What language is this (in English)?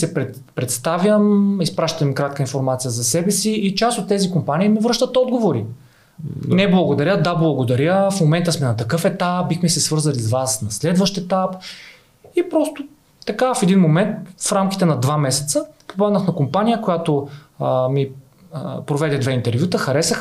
Bulgarian